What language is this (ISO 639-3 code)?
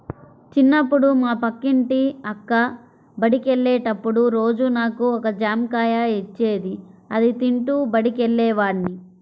tel